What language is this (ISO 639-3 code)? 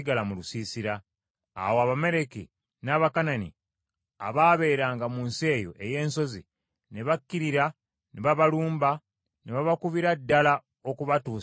lug